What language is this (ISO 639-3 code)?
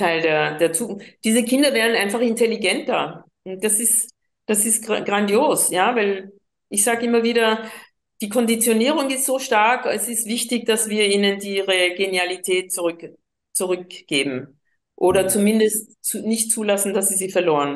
deu